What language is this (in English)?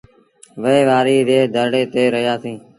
Sindhi Bhil